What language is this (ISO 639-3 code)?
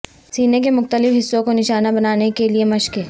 urd